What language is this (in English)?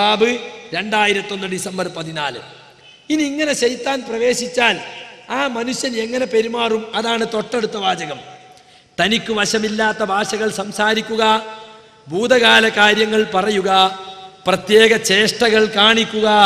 Malayalam